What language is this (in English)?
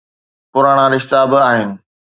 Sindhi